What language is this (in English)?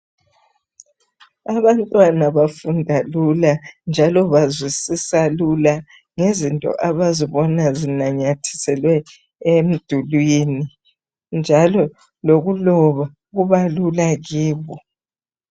North Ndebele